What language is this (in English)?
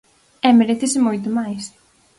Galician